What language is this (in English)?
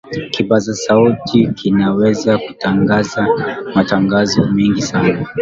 Swahili